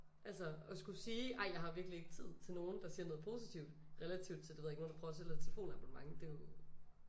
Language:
Danish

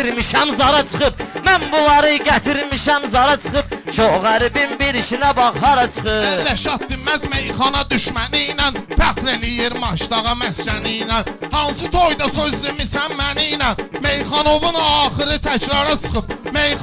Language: Turkish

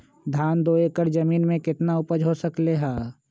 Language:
Magahi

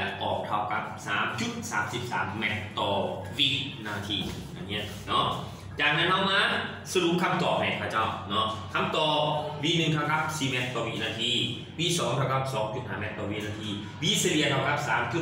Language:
Thai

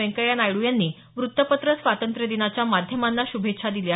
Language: Marathi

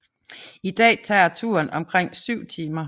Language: Danish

